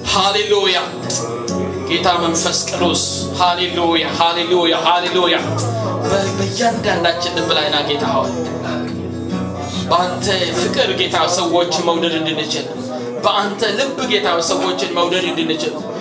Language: Amharic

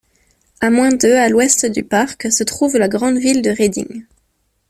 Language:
French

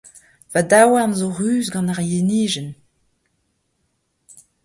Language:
Breton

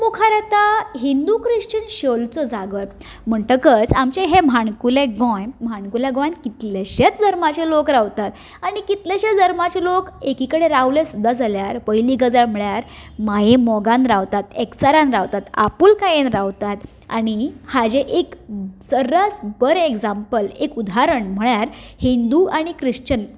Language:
Konkani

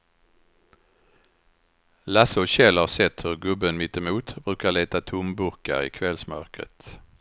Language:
Swedish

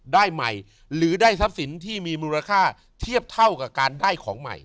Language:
Thai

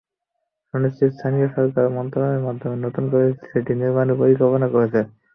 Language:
Bangla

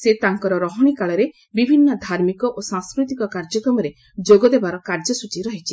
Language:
Odia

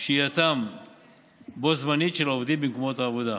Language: Hebrew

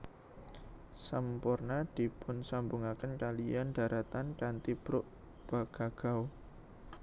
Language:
Javanese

